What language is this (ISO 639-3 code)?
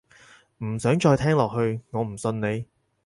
yue